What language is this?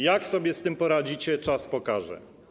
Polish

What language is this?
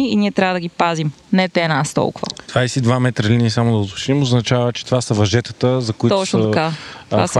Bulgarian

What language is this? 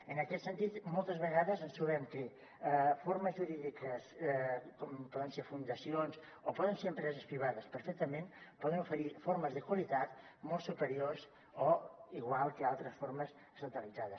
Catalan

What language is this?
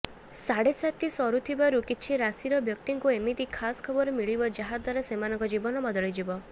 Odia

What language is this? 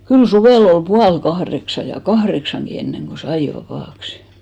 Finnish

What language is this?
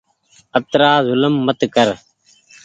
Goaria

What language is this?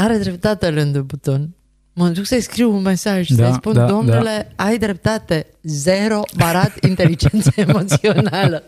Romanian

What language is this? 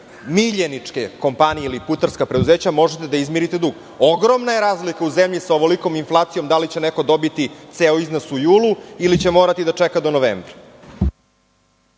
Serbian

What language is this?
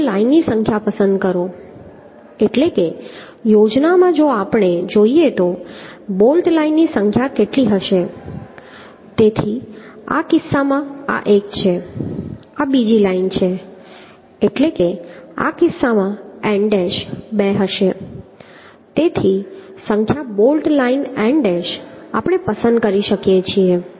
Gujarati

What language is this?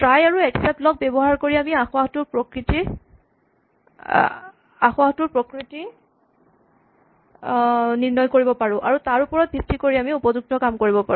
Assamese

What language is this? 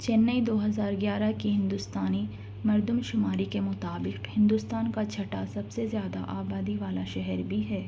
Urdu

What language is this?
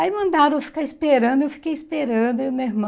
Portuguese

